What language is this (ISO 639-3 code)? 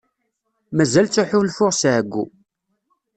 kab